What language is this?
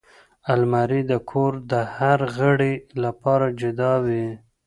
Pashto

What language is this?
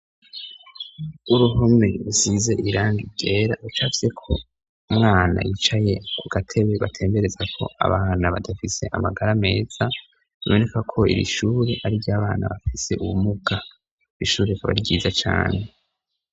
Rundi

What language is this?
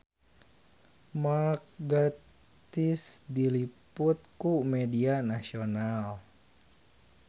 Sundanese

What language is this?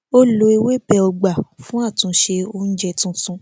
Yoruba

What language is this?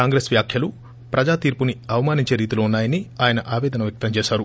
Telugu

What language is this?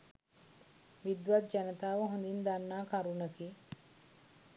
Sinhala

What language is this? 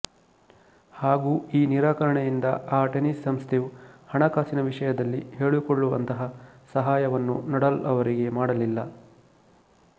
Kannada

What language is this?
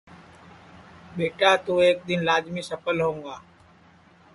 Sansi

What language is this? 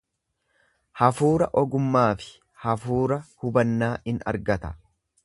Oromo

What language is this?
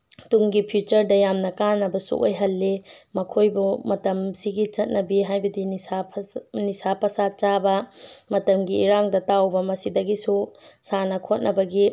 Manipuri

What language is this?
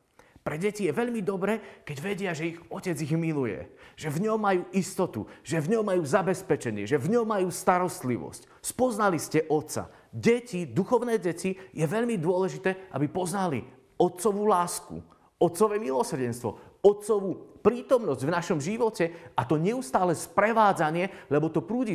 Slovak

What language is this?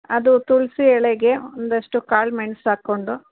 Kannada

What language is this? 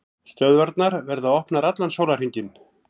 Icelandic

